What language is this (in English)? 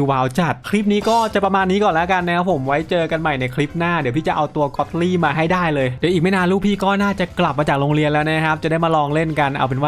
Thai